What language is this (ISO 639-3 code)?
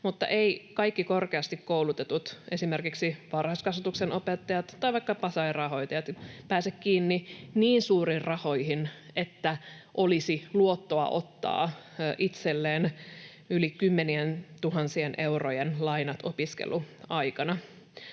fin